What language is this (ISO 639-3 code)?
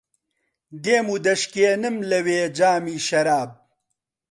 ckb